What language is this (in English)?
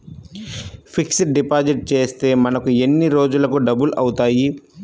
Telugu